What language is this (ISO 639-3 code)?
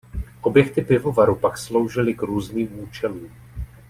ces